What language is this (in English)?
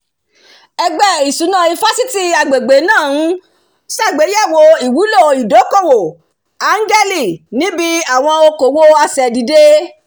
Yoruba